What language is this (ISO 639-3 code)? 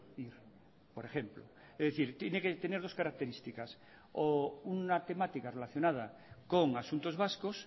spa